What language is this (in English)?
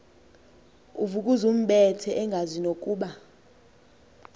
Xhosa